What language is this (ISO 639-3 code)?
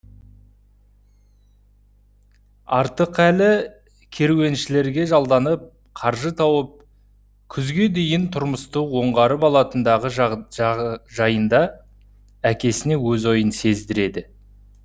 kaz